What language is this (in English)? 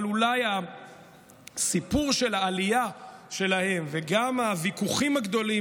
Hebrew